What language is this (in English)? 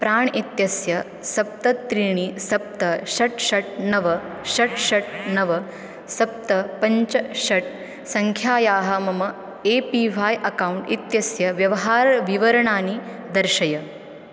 Sanskrit